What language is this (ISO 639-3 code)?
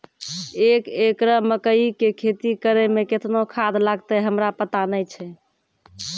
mai